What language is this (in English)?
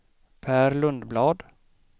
Swedish